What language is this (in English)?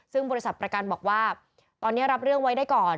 Thai